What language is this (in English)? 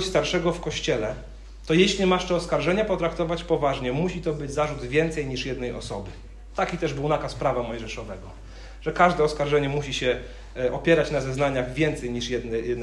Polish